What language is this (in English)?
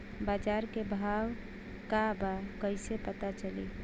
Bhojpuri